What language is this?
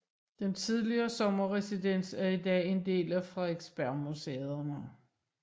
Danish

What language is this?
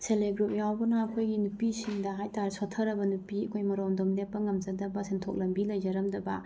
Manipuri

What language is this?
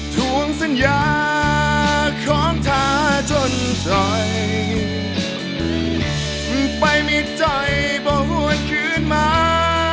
Thai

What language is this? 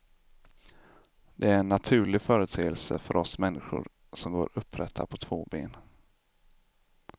Swedish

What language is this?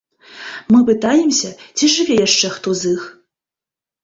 Belarusian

